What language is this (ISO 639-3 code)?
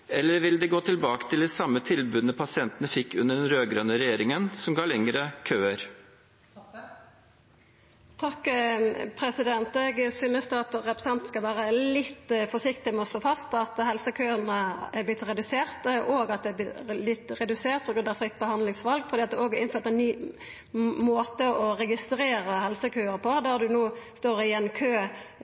nor